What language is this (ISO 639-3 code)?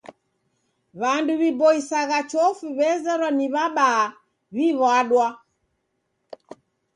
dav